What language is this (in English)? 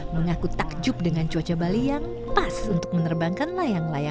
Indonesian